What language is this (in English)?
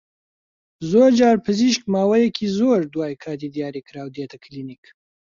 Central Kurdish